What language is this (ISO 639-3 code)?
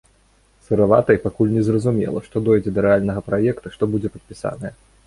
bel